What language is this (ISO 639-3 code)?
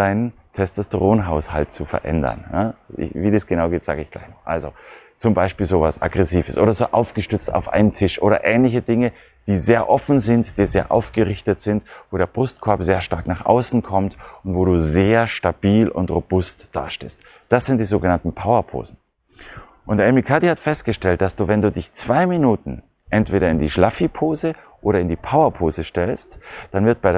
deu